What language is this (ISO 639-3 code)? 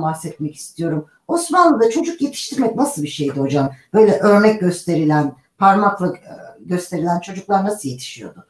tur